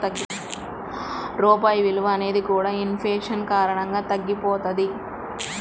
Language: Telugu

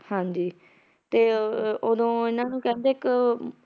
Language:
Punjabi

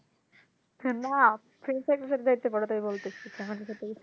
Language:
Bangla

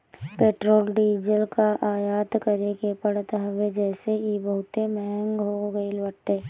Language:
Bhojpuri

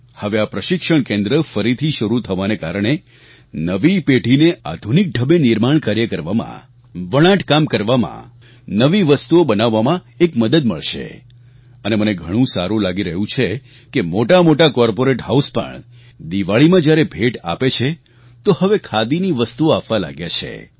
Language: Gujarati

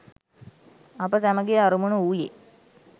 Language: Sinhala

